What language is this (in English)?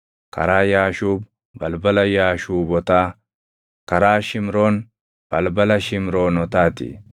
Oromo